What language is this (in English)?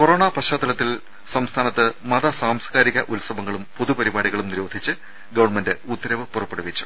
Malayalam